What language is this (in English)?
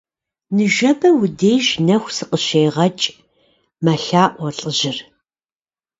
Kabardian